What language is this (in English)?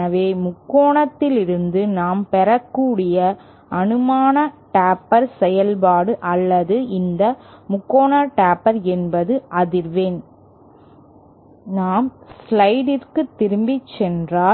Tamil